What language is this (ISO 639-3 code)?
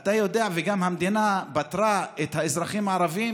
heb